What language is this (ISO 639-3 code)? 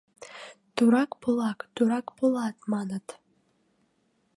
chm